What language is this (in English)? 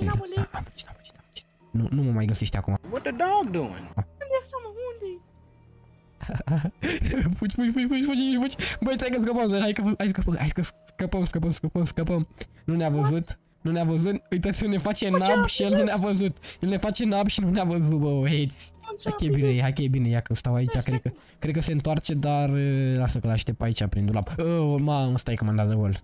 Romanian